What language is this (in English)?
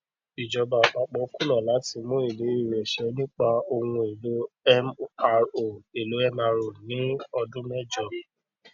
Yoruba